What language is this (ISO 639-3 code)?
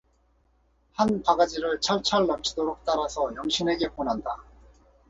kor